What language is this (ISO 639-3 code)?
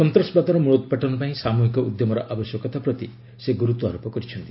ori